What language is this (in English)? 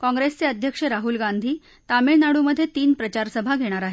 Marathi